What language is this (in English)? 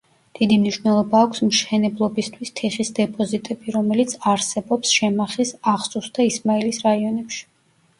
Georgian